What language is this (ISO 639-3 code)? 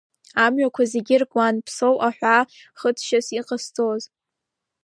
abk